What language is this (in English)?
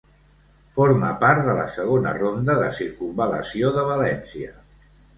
Catalan